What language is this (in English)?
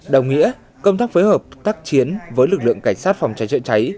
Vietnamese